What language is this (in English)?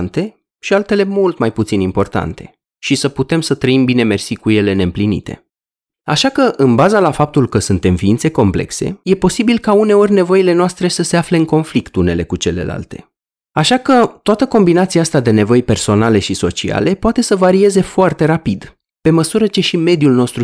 Romanian